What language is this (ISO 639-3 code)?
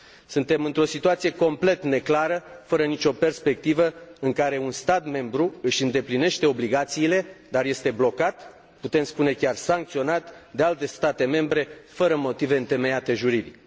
ron